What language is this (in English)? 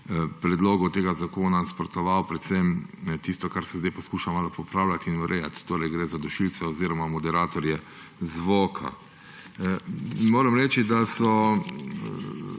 Slovenian